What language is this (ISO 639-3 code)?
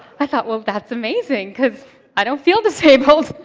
eng